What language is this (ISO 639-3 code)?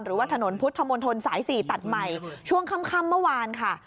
tha